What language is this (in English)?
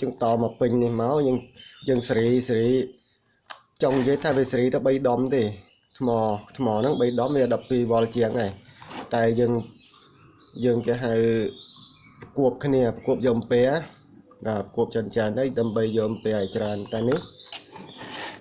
Vietnamese